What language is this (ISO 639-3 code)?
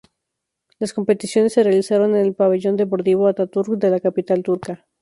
spa